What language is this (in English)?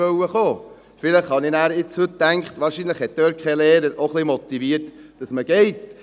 Swiss German